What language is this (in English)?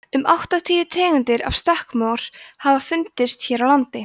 Icelandic